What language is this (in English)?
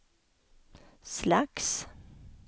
Swedish